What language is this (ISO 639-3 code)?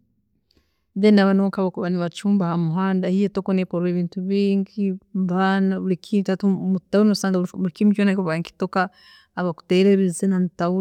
ttj